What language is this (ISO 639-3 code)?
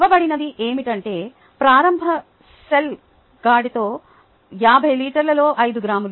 tel